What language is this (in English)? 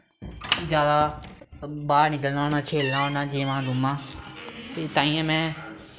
Dogri